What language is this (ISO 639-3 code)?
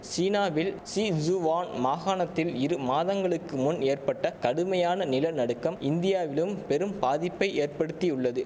tam